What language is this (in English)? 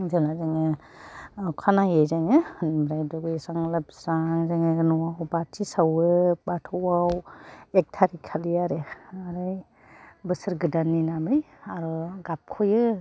Bodo